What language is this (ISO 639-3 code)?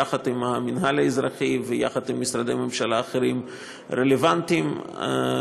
heb